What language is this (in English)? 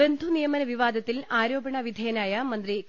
Malayalam